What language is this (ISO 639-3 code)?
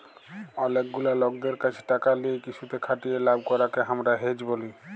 ben